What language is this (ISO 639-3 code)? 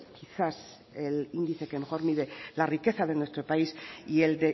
spa